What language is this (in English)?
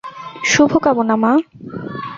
Bangla